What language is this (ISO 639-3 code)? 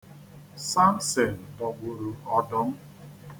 ibo